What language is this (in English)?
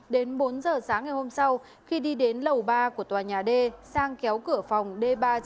Vietnamese